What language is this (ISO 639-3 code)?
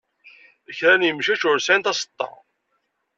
kab